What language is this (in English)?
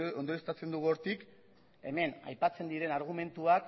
Basque